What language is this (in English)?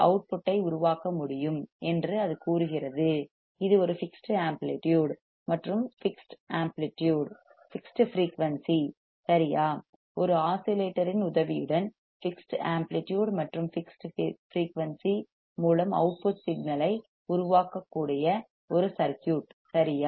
Tamil